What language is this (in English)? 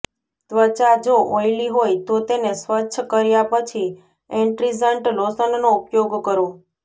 Gujarati